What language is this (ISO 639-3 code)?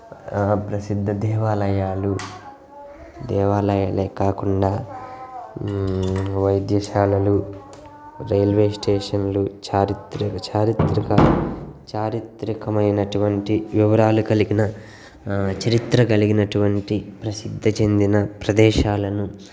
tel